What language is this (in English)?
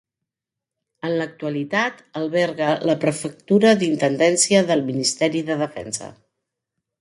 Catalan